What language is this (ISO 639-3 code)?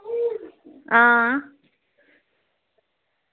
doi